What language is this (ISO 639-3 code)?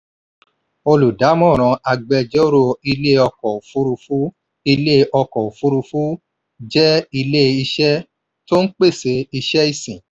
yor